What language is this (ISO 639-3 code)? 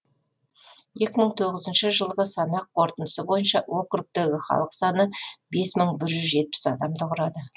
kaz